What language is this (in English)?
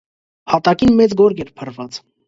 Armenian